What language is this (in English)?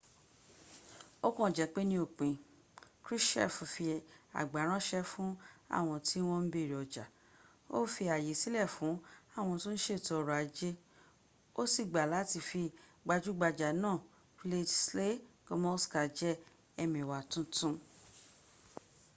Yoruba